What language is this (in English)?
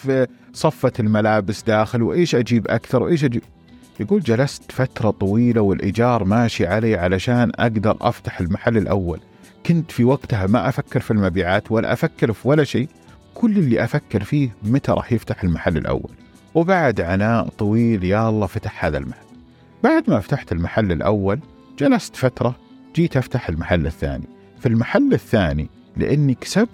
Arabic